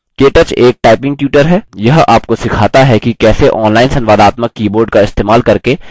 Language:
Hindi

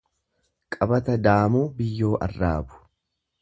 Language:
Oromo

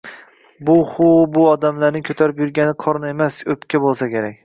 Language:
Uzbek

